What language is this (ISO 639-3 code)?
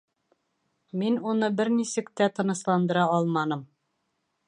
bak